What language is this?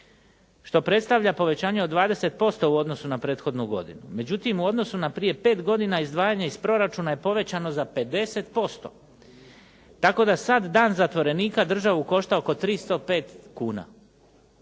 Croatian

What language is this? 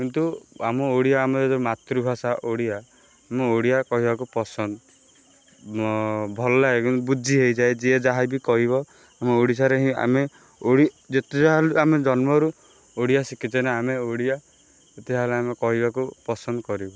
Odia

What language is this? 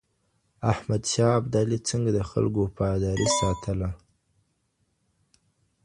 Pashto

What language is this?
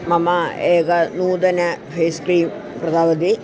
Sanskrit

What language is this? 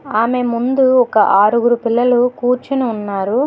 Telugu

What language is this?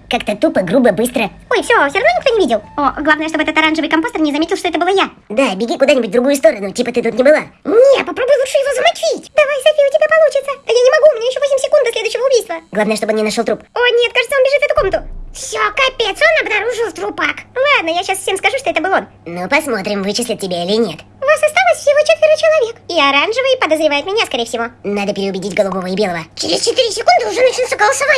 Russian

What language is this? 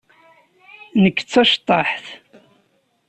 Kabyle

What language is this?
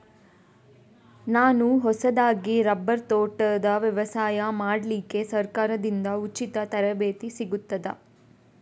Kannada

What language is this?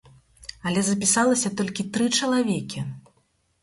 Belarusian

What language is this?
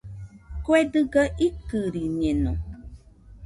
Nüpode Huitoto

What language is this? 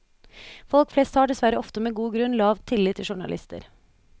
Norwegian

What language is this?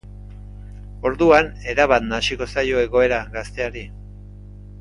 Basque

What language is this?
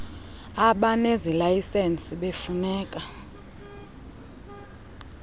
Xhosa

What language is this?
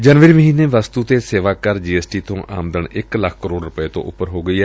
Punjabi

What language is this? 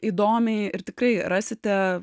Lithuanian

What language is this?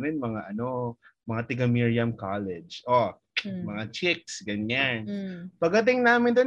Filipino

